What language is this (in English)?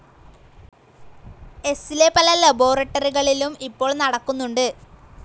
Malayalam